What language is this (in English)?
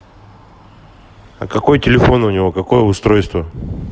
Russian